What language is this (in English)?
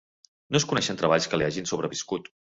Catalan